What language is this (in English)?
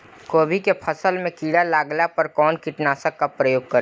Bhojpuri